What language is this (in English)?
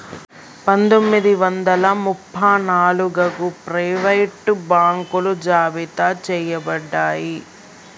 Telugu